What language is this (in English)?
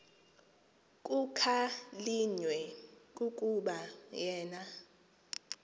Xhosa